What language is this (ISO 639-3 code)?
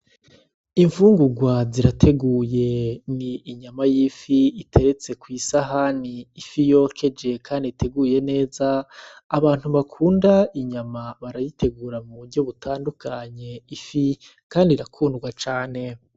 run